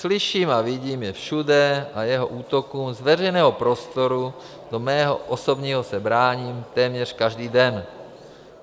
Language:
Czech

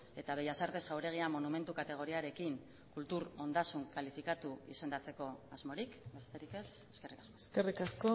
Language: Basque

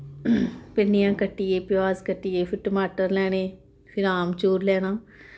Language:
Dogri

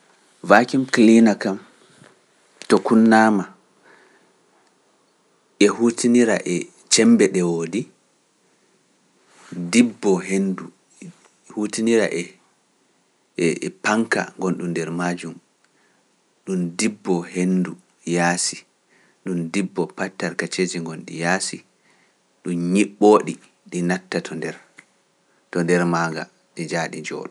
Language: Pular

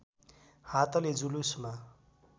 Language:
Nepali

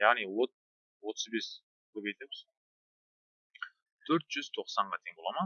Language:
Turkish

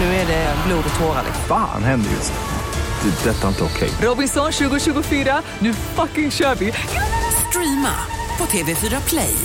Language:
Swedish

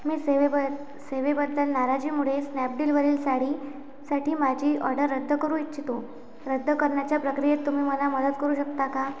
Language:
Marathi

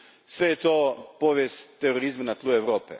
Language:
Croatian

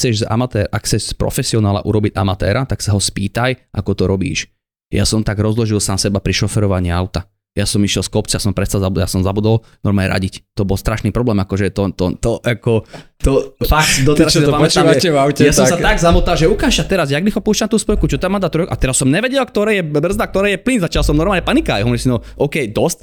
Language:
Slovak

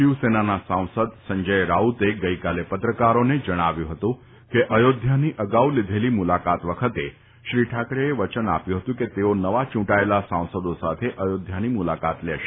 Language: Gujarati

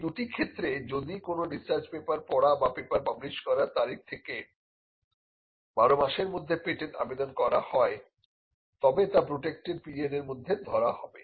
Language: Bangla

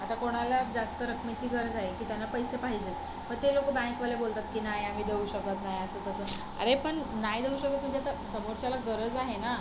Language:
Marathi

